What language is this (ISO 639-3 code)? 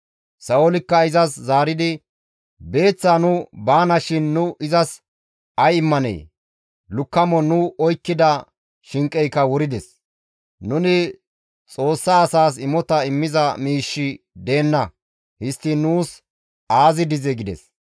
gmv